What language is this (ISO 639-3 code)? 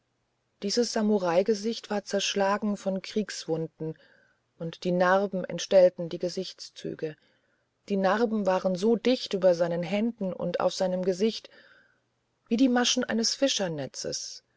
deu